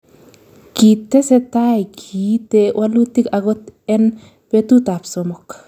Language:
Kalenjin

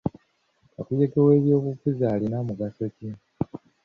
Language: Ganda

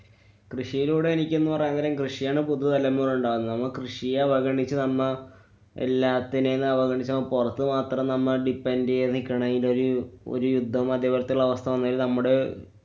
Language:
Malayalam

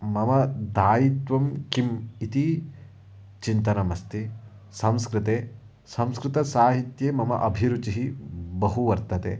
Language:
Sanskrit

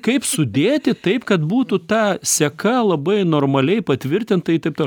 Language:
Lithuanian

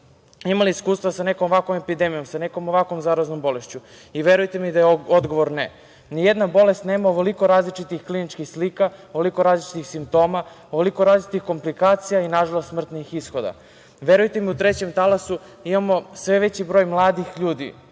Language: Serbian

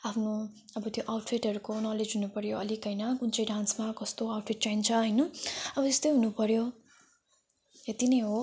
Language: Nepali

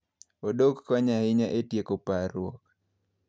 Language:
Luo (Kenya and Tanzania)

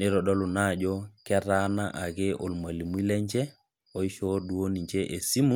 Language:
Masai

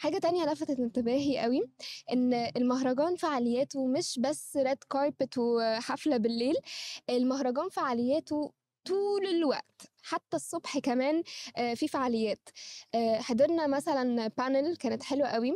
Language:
Arabic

